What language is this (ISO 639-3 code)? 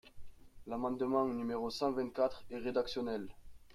fra